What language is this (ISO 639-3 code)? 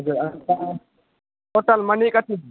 nep